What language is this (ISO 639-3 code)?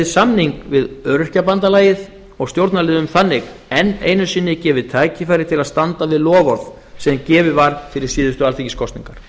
isl